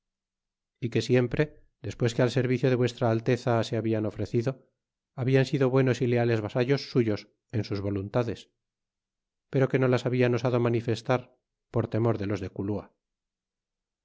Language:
Spanish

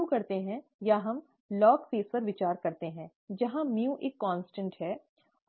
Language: Hindi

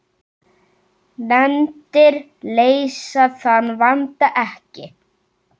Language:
Icelandic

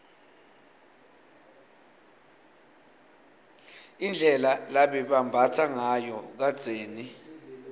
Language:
Swati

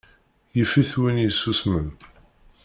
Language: Kabyle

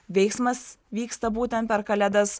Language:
Lithuanian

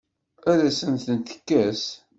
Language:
Kabyle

